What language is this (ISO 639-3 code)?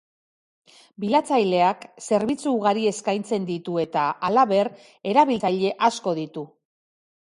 eus